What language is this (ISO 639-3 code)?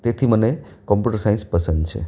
guj